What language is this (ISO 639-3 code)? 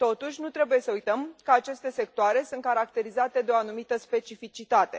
ron